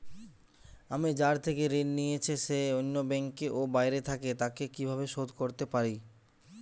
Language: Bangla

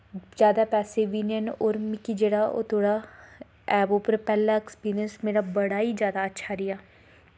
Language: Dogri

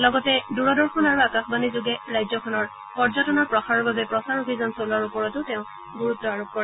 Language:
Assamese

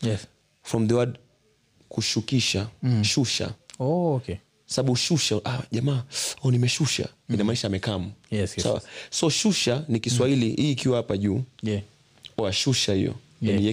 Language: Swahili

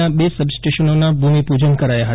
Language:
Gujarati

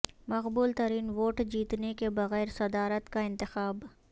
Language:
Urdu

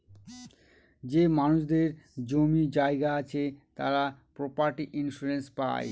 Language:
Bangla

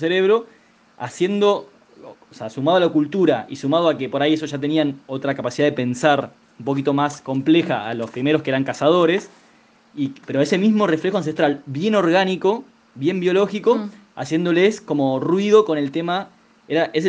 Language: Spanish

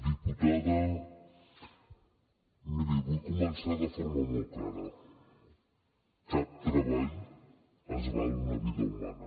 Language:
Catalan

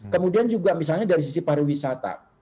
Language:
Indonesian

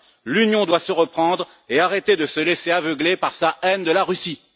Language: French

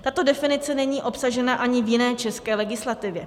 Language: Czech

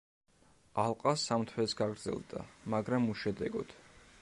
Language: Georgian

